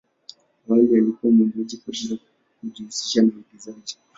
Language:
Swahili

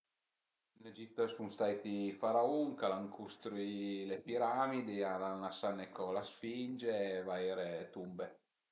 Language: Piedmontese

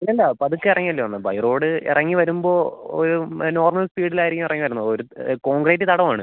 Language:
Malayalam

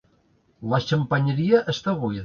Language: Catalan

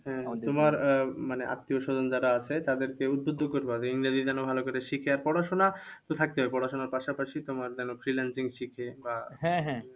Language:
Bangla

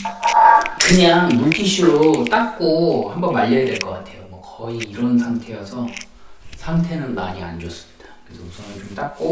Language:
Korean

